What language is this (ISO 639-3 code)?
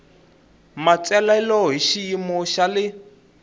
tso